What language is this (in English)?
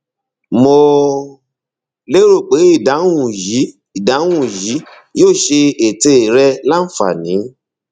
Yoruba